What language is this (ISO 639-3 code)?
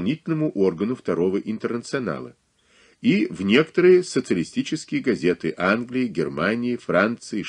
rus